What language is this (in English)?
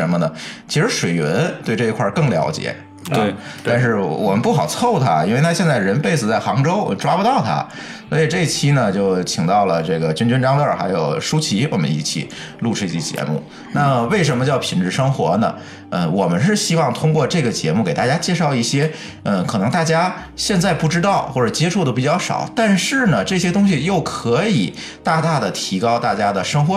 Chinese